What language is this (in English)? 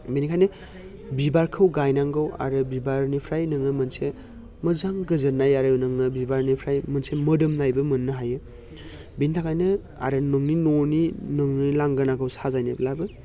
Bodo